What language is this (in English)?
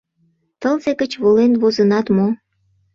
Mari